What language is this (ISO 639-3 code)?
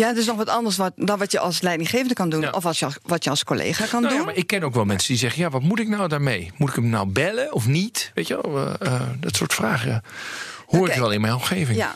nld